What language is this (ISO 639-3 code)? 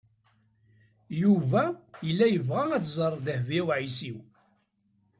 kab